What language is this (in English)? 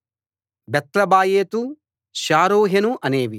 Telugu